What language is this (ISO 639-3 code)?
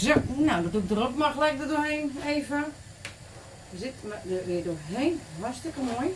nld